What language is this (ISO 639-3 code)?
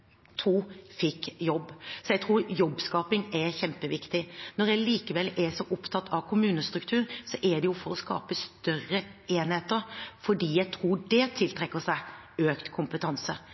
nob